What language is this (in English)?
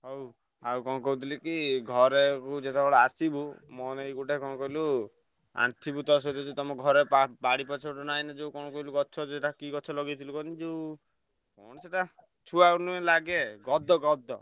Odia